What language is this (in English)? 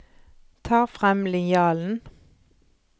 Norwegian